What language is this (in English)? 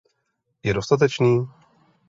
Czech